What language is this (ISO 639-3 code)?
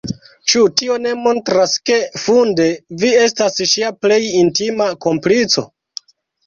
epo